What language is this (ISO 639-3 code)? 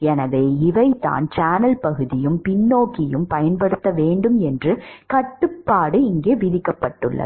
tam